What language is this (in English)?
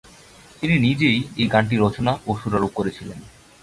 Bangla